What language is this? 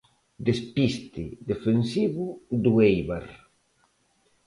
Galician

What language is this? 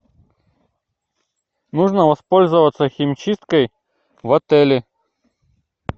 Russian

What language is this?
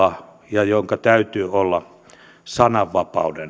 Finnish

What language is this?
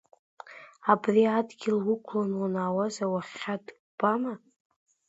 Abkhazian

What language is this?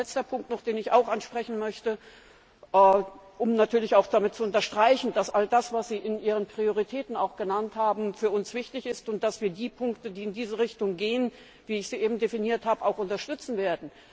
German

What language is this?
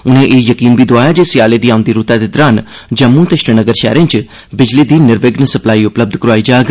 Dogri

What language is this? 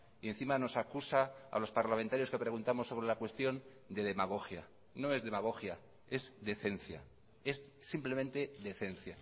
Spanish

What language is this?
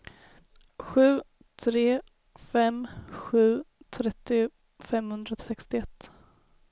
Swedish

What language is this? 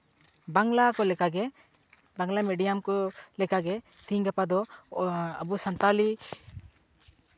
Santali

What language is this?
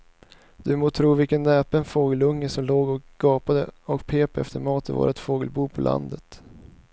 Swedish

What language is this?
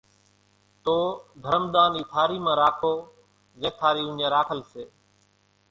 Kachi Koli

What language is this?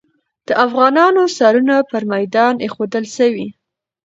Pashto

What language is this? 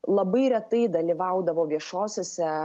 Lithuanian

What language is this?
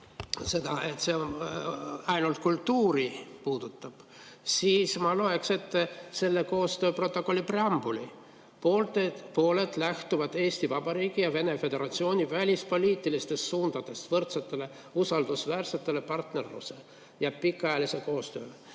Estonian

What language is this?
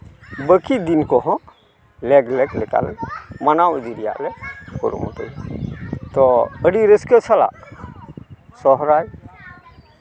Santali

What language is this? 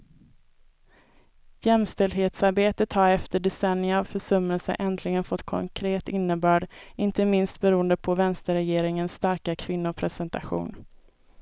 Swedish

